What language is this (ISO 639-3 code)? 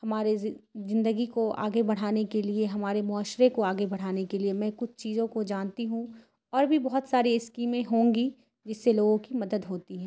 urd